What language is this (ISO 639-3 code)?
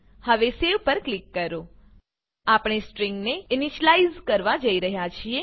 guj